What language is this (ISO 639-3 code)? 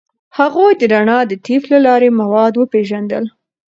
pus